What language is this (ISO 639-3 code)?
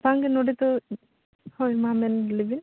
sat